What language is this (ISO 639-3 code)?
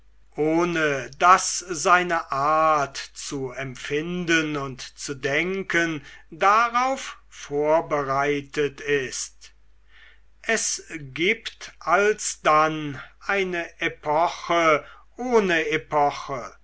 deu